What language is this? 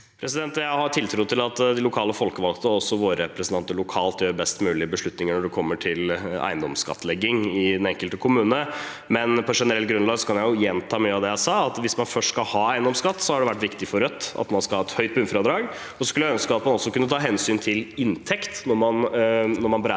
Norwegian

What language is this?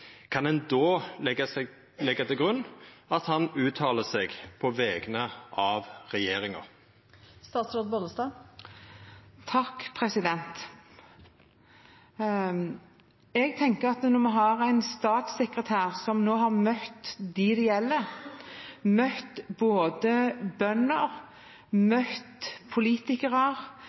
Norwegian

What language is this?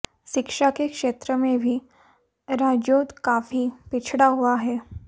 Hindi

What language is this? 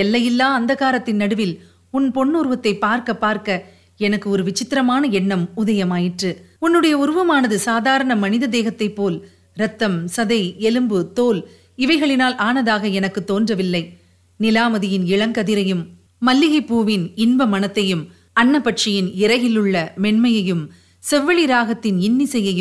Tamil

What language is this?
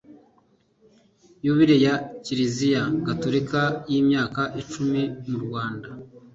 Kinyarwanda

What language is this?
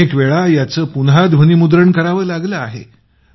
Marathi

